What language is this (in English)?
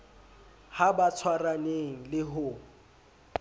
Southern Sotho